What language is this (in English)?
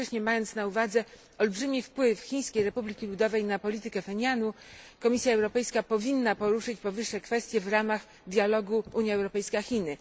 Polish